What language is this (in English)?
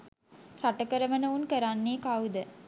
Sinhala